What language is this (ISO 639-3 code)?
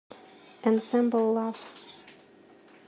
rus